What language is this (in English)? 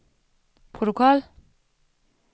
Danish